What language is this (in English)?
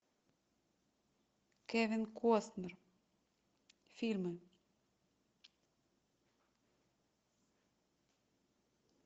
Russian